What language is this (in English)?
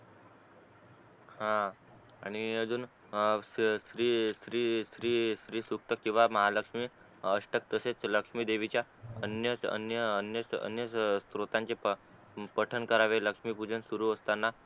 Marathi